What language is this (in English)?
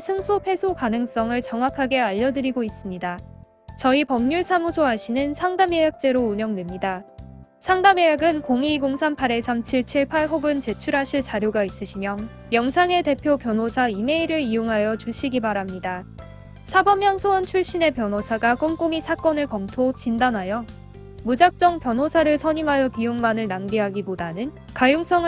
Korean